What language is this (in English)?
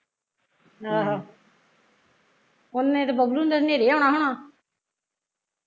Punjabi